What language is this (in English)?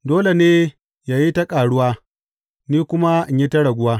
Hausa